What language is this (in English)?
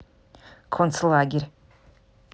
Russian